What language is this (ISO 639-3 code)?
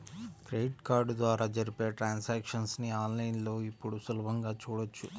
tel